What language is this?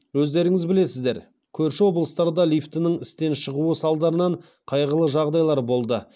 Kazakh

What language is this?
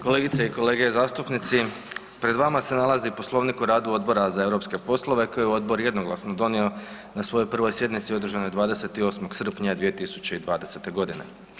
Croatian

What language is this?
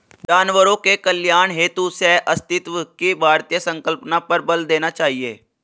Hindi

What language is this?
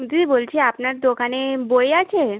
Bangla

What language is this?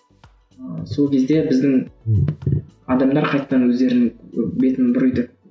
Kazakh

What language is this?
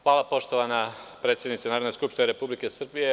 Serbian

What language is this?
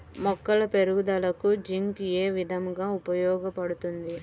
Telugu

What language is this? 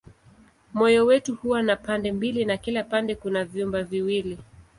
Swahili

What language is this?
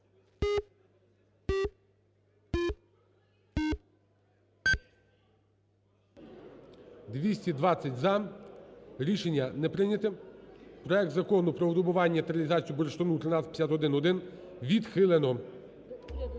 Ukrainian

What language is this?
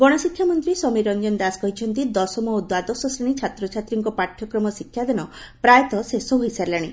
Odia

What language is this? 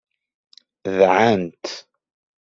Kabyle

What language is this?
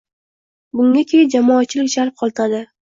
Uzbek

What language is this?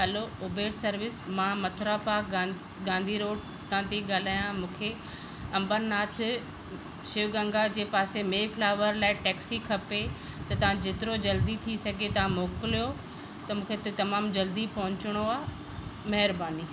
Sindhi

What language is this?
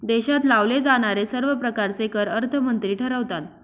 Marathi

